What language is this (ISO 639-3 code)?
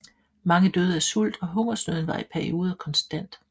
dan